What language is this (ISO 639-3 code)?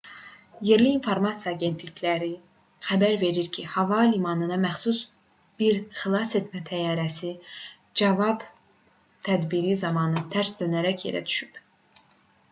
aze